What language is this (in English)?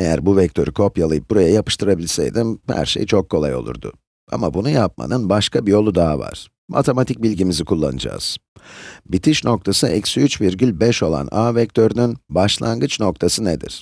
Turkish